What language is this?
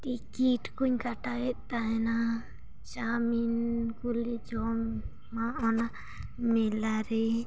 Santali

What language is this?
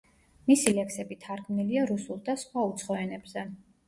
Georgian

